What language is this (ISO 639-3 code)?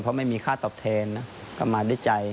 tha